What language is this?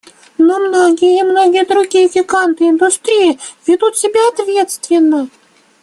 Russian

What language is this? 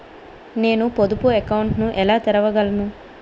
Telugu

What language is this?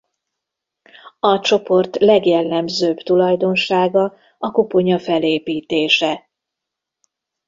Hungarian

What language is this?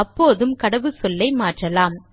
Tamil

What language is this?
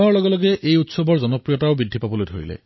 Assamese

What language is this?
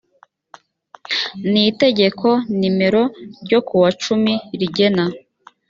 Kinyarwanda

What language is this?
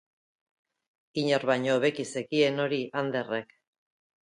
Basque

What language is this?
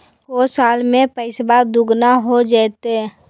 Magahi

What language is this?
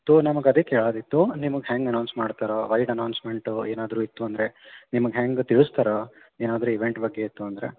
Kannada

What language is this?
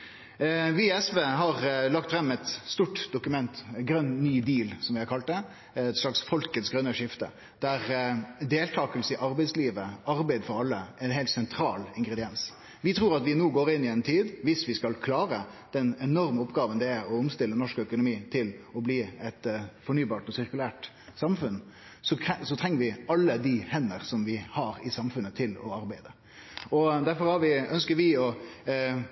Norwegian Nynorsk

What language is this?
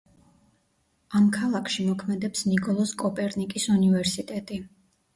Georgian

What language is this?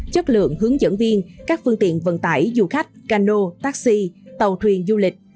Vietnamese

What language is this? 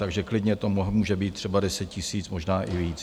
Czech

